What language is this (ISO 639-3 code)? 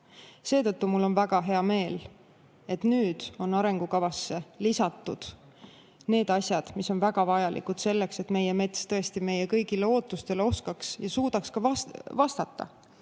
est